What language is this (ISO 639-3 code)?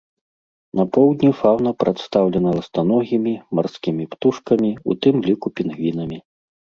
bel